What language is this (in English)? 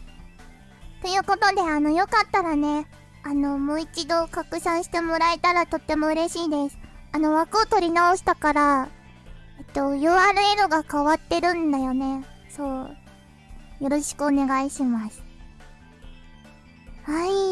Japanese